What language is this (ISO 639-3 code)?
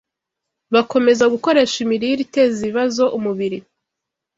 kin